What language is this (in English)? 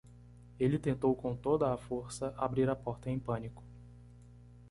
Portuguese